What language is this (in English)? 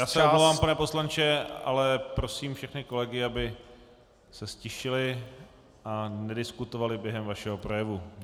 Czech